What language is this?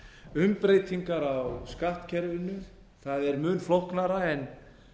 Icelandic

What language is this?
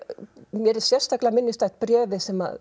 Icelandic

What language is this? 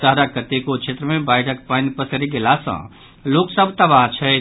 Maithili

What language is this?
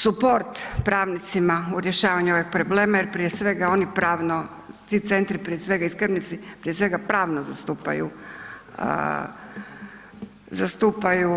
Croatian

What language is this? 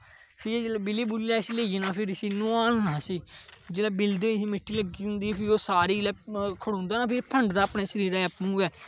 Dogri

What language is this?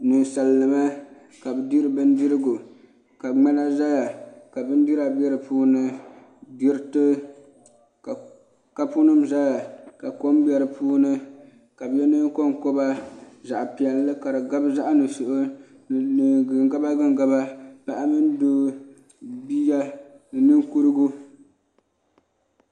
Dagbani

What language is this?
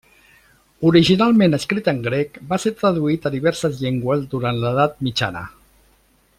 Catalan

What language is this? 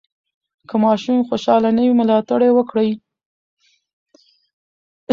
Pashto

